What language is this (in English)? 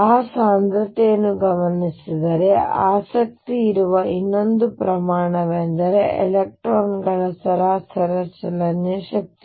Kannada